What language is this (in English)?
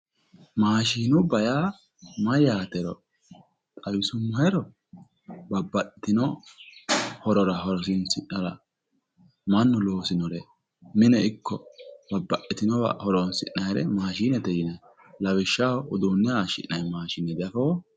Sidamo